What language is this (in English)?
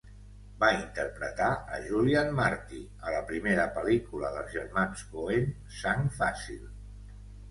Catalan